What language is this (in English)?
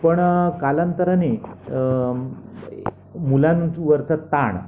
Marathi